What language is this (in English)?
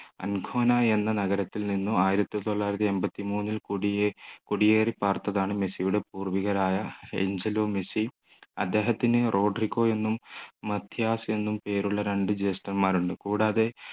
Malayalam